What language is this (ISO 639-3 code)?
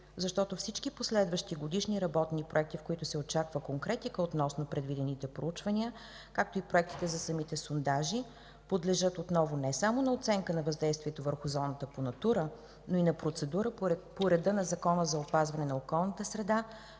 bul